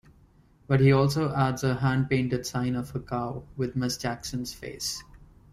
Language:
English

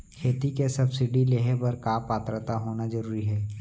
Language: Chhattisgarhi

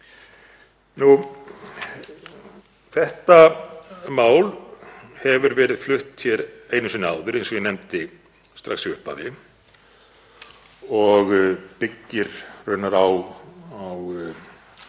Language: Icelandic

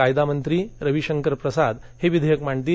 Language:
Marathi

